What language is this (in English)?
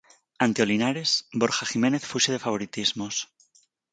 Galician